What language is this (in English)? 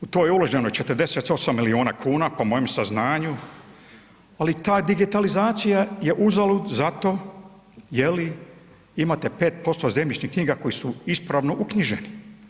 Croatian